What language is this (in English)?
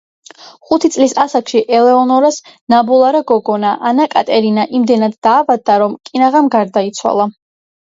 Georgian